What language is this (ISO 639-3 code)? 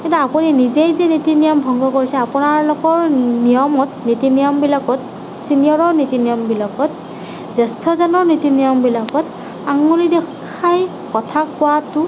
asm